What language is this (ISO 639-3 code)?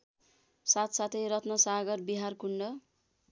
nep